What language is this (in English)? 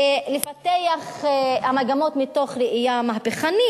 Hebrew